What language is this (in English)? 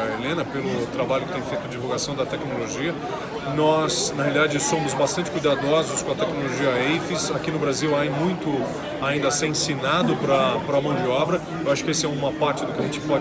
Portuguese